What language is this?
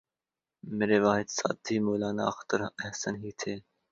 Urdu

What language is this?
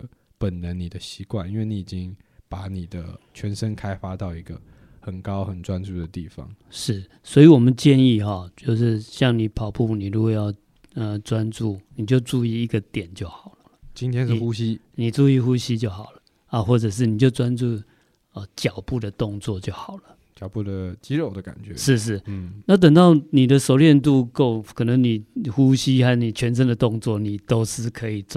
Chinese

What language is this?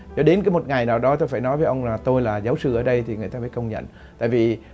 Vietnamese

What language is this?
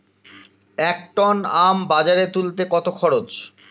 Bangla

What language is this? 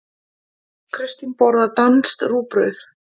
Icelandic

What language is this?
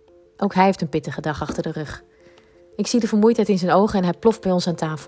Dutch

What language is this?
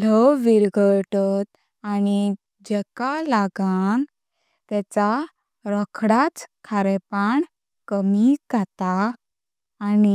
Konkani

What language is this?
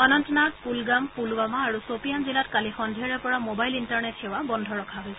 Assamese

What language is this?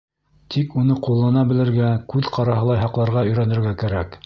Bashkir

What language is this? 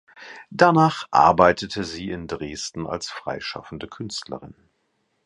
German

